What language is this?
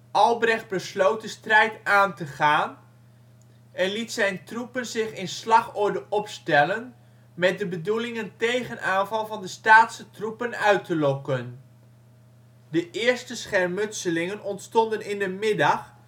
Dutch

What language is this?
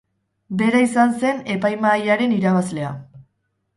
Basque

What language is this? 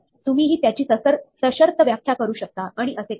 Marathi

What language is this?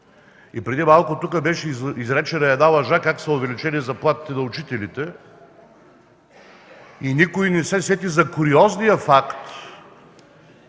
Bulgarian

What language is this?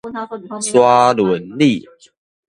Min Nan Chinese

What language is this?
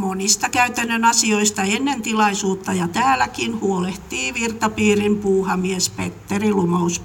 Finnish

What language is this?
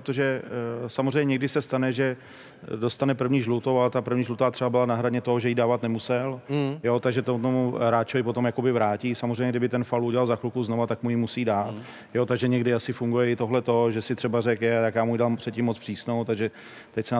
Czech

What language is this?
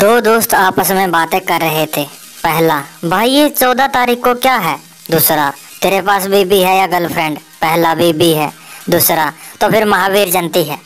Hindi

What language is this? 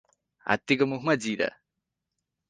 Nepali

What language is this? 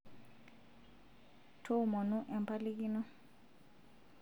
Masai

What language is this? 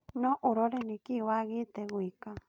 Kikuyu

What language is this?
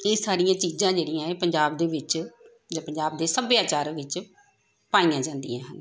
Punjabi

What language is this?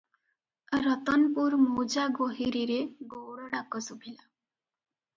Odia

